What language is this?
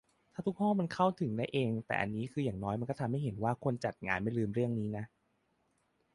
Thai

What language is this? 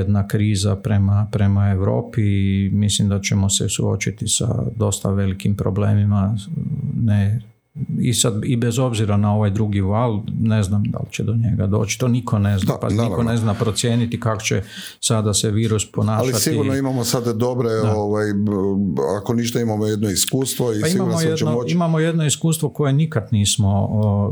Croatian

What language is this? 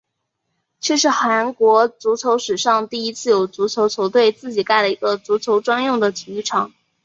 Chinese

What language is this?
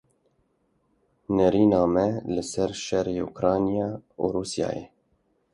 Kurdish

